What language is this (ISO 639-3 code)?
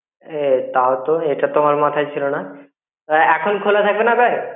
ben